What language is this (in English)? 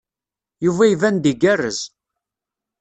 Kabyle